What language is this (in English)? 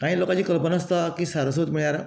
Konkani